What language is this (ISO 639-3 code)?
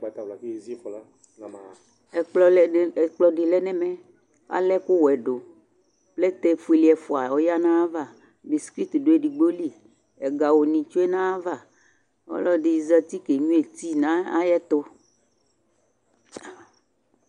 kpo